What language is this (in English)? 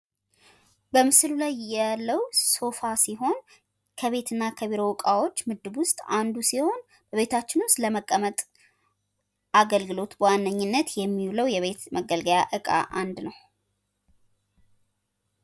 Amharic